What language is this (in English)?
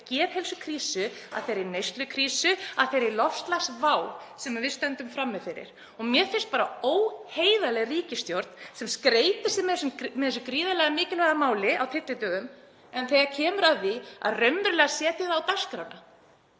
Icelandic